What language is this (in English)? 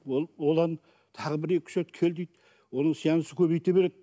Kazakh